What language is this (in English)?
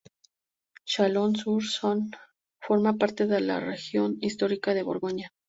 Spanish